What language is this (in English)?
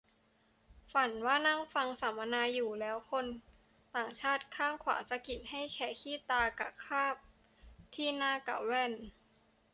Thai